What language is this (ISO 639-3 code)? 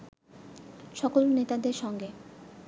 ben